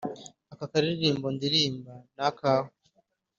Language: Kinyarwanda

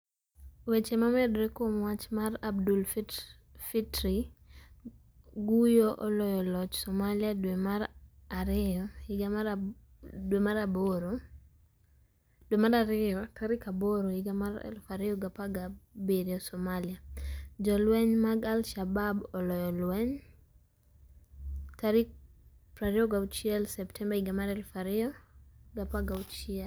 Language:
Luo (Kenya and Tanzania)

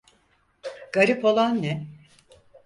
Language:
Turkish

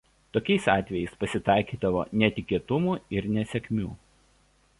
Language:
Lithuanian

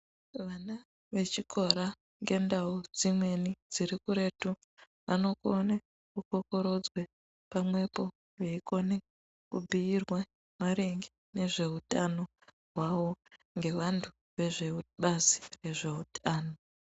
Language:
Ndau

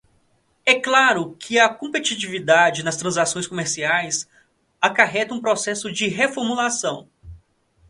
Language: Portuguese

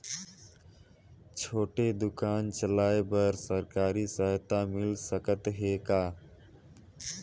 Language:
Chhattisgarhi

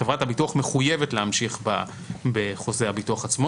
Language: Hebrew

